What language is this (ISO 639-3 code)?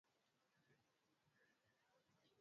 swa